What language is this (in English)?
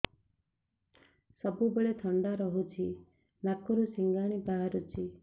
Odia